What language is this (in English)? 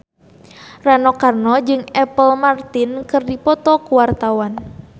Sundanese